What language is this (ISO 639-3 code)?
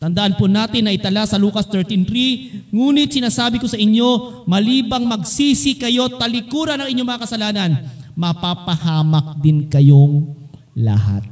fil